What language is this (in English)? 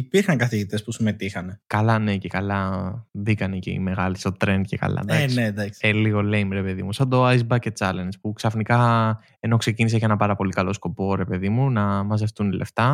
Greek